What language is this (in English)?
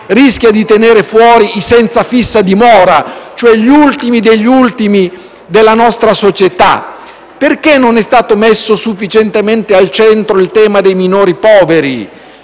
Italian